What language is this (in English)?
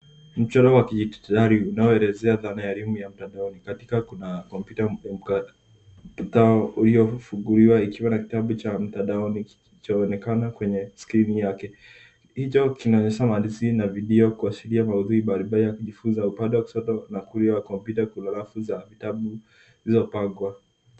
Swahili